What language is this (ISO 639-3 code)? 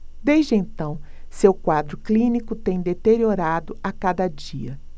por